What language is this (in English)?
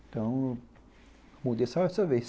Portuguese